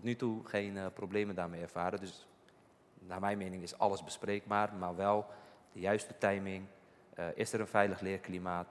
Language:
Dutch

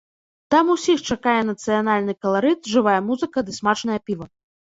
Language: Belarusian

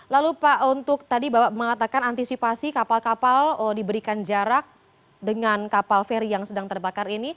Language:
Indonesian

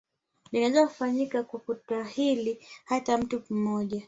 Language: Swahili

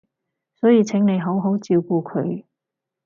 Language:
Cantonese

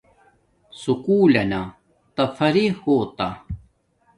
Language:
Domaaki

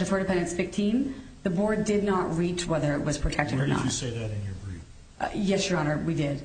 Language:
English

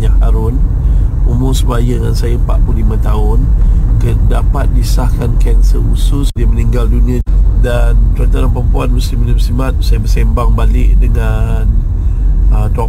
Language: Malay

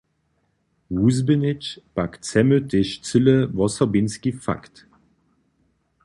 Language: Upper Sorbian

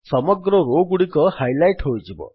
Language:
Odia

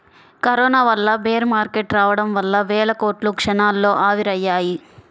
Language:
Telugu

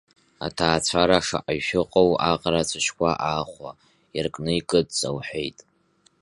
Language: Abkhazian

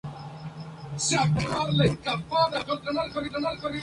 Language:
Spanish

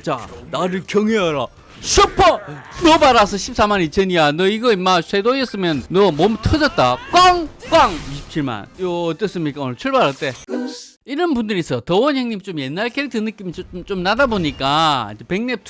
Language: Korean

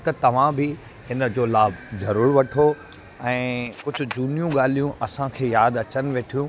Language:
Sindhi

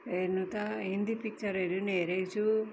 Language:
Nepali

